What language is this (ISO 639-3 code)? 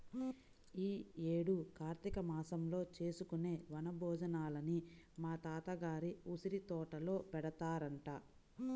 tel